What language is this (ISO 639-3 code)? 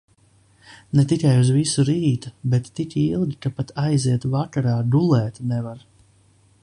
lav